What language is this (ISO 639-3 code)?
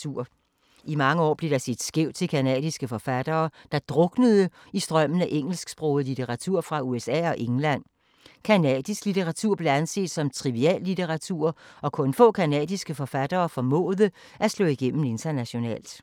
dan